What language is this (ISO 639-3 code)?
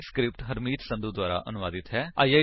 pan